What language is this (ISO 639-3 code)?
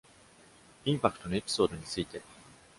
jpn